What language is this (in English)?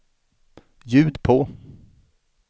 Swedish